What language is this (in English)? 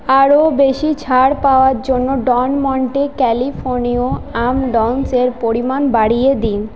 Bangla